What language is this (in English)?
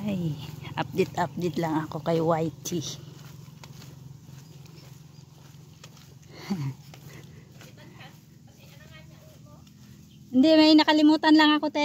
Filipino